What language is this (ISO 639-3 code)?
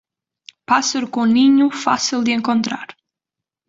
por